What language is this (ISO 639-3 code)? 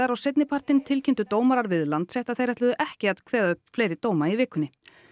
isl